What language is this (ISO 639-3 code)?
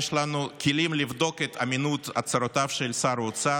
heb